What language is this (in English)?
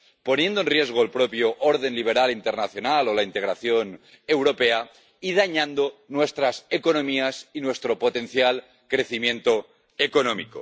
Spanish